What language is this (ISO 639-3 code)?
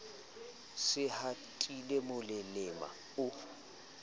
sot